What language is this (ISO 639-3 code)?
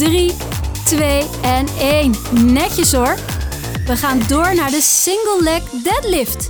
nld